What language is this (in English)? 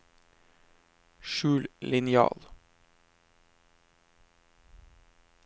Norwegian